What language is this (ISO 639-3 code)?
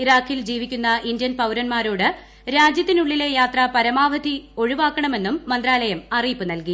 mal